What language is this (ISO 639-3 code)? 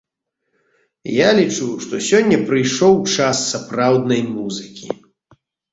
bel